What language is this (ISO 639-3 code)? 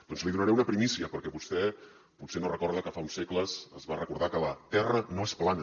cat